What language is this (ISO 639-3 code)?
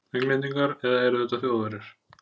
isl